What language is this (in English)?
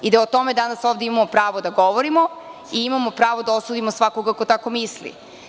Serbian